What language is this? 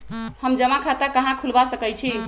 Magahi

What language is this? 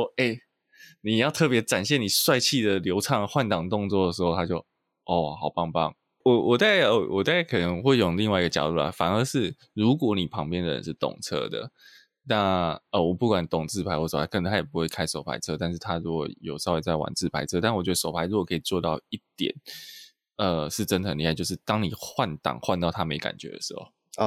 Chinese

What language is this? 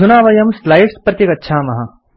Sanskrit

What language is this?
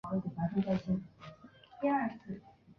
Chinese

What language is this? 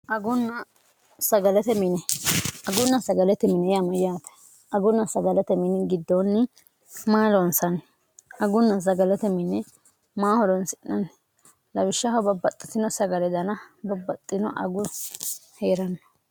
Sidamo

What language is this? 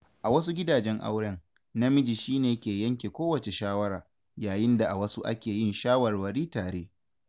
Hausa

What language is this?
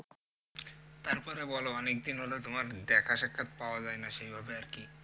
Bangla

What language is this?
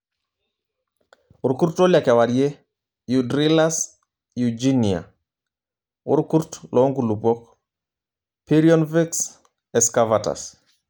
Masai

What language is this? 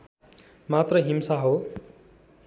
Nepali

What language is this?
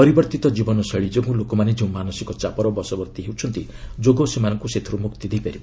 Odia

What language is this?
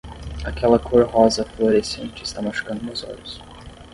Portuguese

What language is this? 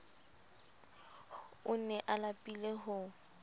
Southern Sotho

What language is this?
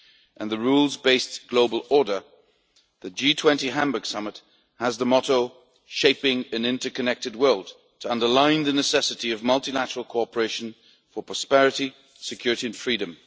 English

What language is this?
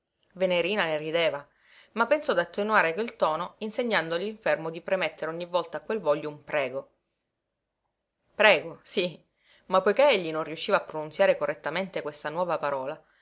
Italian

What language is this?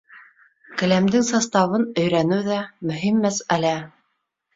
Bashkir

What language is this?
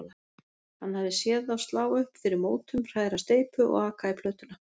Icelandic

